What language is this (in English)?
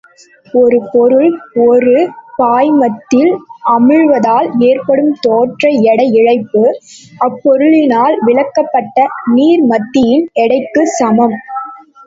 Tamil